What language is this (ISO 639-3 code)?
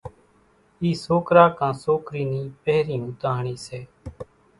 gjk